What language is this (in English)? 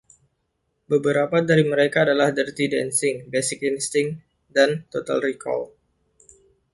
Indonesian